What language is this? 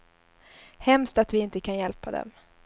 Swedish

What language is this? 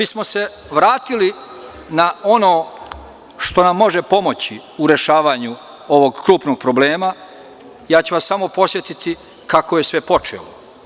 Serbian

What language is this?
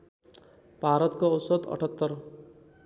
Nepali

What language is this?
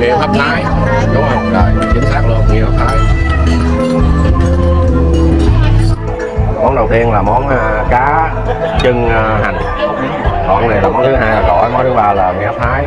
Vietnamese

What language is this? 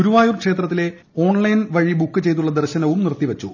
Malayalam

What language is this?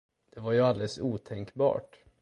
Swedish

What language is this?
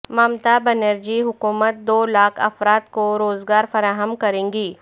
Urdu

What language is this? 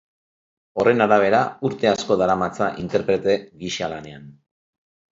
Basque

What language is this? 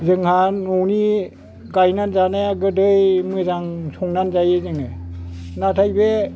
Bodo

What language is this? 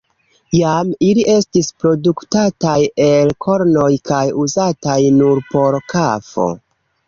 Esperanto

